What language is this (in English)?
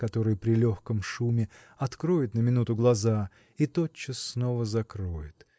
Russian